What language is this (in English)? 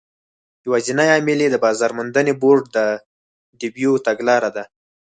Pashto